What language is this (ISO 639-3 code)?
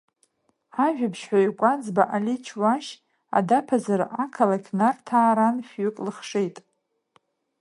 abk